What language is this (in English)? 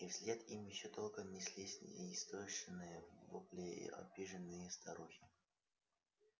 Russian